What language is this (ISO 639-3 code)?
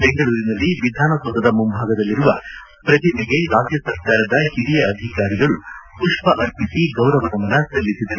kan